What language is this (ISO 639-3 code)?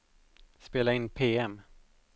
swe